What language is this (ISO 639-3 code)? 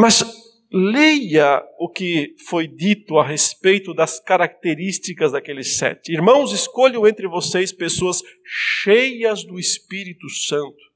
por